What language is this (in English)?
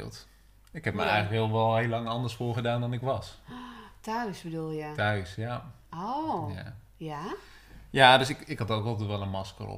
Dutch